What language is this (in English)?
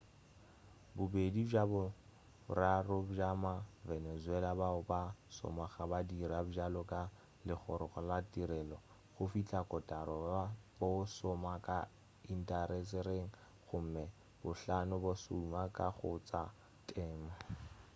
Northern Sotho